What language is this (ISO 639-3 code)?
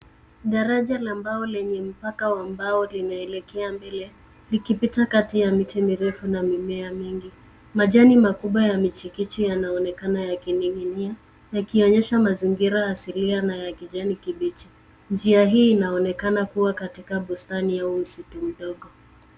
swa